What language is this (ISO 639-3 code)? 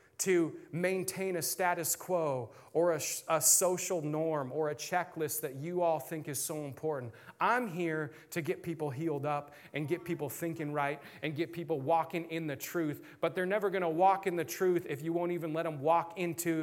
eng